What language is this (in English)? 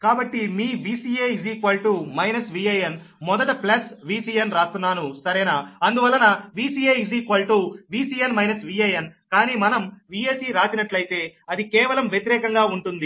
Telugu